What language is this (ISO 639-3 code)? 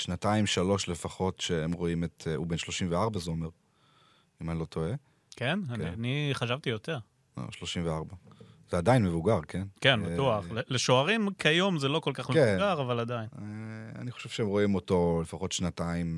heb